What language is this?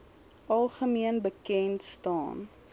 Afrikaans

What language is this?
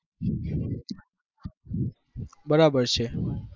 Gujarati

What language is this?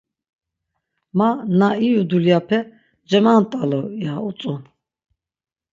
Laz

